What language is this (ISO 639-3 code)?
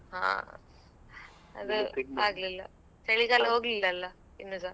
kan